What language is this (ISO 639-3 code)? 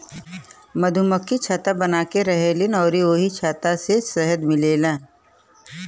bho